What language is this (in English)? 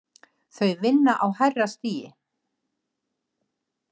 Icelandic